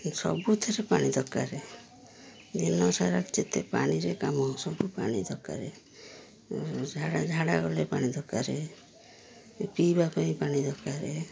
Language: Odia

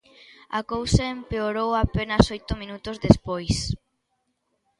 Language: Galician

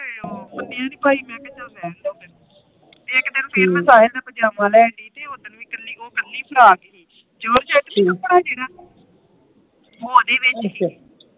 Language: Punjabi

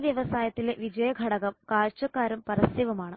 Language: Malayalam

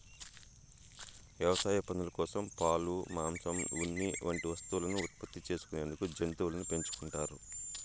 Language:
Telugu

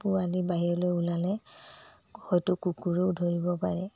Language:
Assamese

